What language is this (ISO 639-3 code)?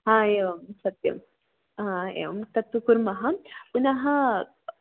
san